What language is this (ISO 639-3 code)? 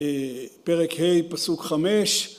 heb